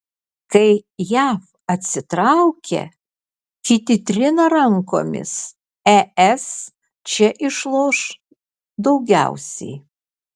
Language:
Lithuanian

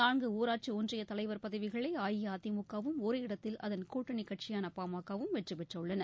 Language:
Tamil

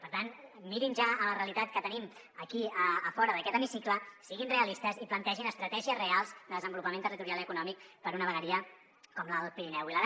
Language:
Catalan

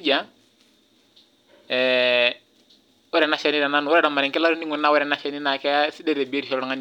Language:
Masai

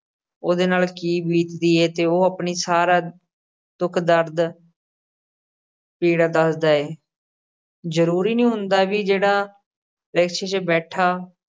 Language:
Punjabi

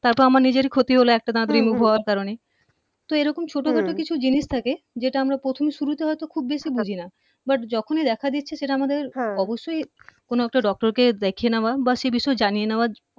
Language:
Bangla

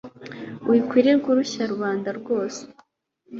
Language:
Kinyarwanda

